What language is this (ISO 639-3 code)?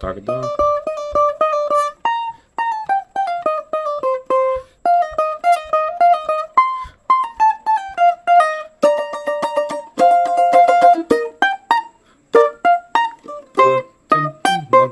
rus